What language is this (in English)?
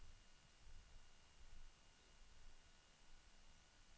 Swedish